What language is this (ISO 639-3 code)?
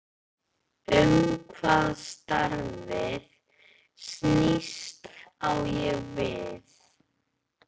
isl